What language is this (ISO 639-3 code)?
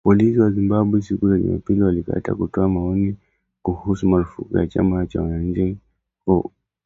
swa